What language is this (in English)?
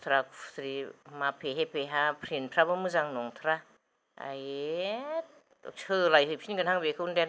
Bodo